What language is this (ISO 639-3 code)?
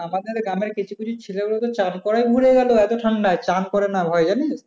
ben